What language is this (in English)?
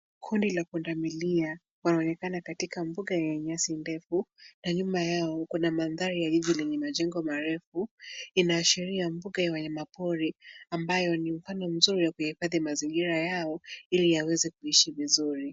Swahili